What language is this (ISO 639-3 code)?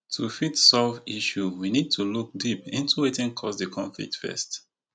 pcm